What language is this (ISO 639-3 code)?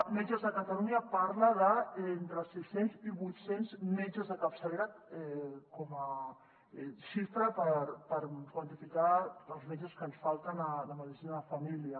cat